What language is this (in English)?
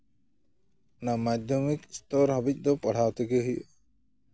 Santali